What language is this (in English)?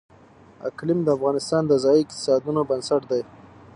Pashto